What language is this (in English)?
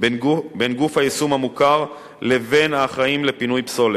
Hebrew